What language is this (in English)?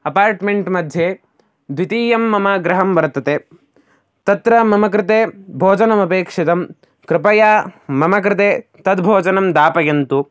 Sanskrit